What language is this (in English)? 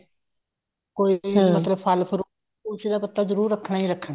Punjabi